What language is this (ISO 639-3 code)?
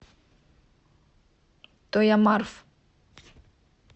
rus